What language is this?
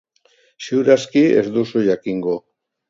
Basque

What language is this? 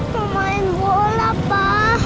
Indonesian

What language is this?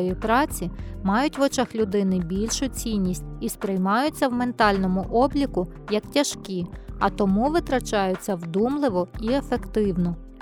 Ukrainian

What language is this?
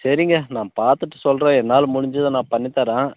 Tamil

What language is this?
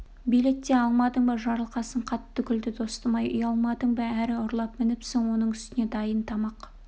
Kazakh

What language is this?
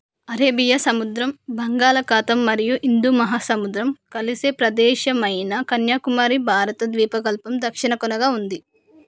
Telugu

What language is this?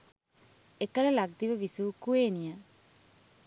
Sinhala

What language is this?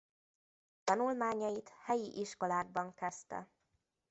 Hungarian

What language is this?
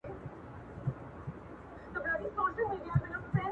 Pashto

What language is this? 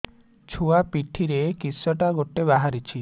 Odia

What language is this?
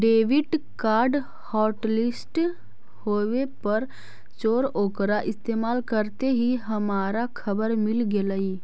Magahi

